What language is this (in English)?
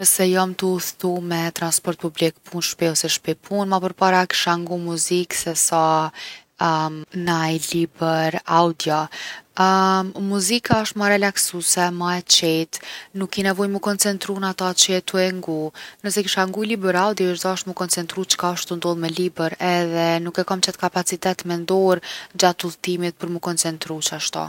Gheg Albanian